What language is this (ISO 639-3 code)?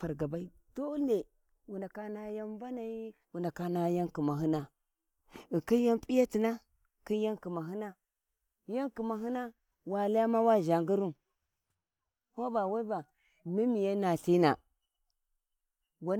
wji